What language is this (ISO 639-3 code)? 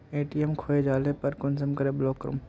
mag